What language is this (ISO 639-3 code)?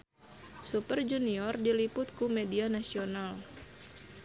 sun